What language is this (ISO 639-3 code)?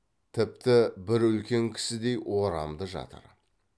kaz